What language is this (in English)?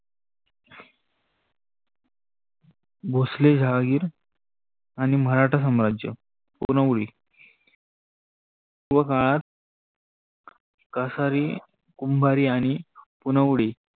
Marathi